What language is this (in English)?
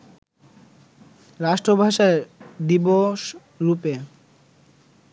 Bangla